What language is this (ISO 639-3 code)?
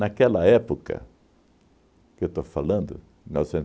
por